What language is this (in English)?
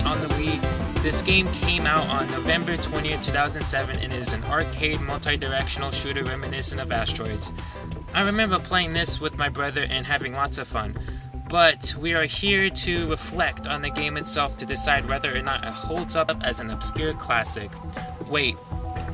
English